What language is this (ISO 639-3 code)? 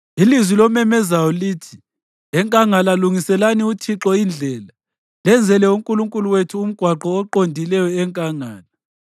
nde